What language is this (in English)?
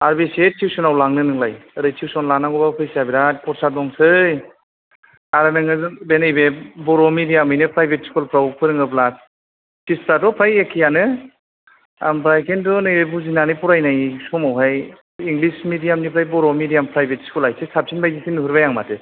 Bodo